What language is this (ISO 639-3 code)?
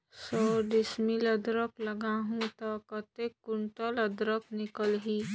hne